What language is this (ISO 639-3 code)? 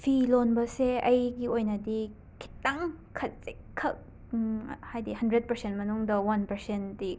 mni